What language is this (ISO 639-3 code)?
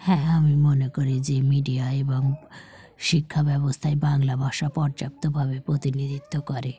ben